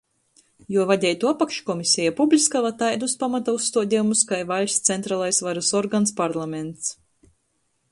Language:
Latgalian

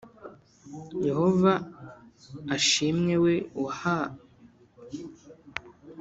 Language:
Kinyarwanda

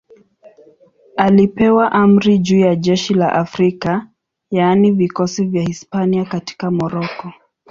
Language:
Swahili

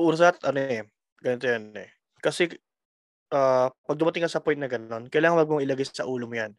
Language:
Filipino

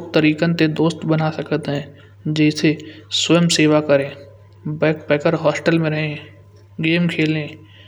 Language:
Kanauji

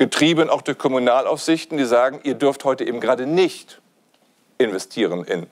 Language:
German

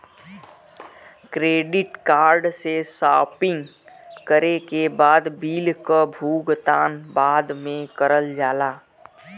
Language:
Bhojpuri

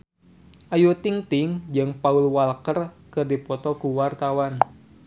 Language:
Sundanese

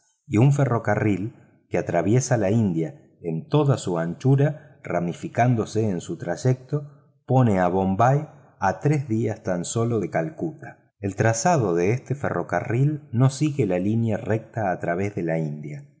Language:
Spanish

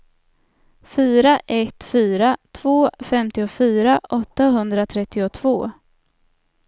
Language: Swedish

